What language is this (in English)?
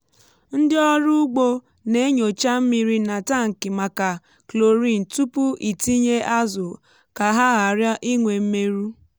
Igbo